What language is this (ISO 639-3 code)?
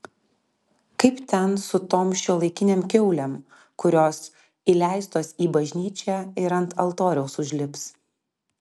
lit